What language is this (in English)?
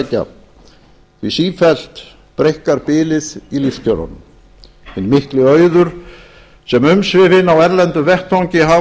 Icelandic